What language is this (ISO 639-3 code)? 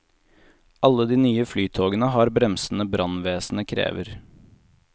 nor